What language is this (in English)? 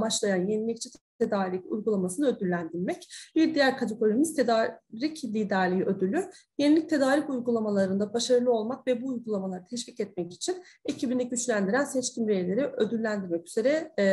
Turkish